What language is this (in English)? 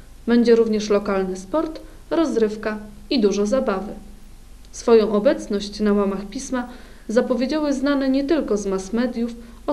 Polish